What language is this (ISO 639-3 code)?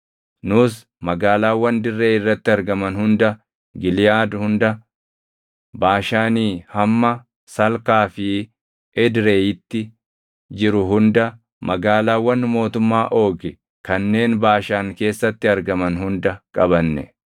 orm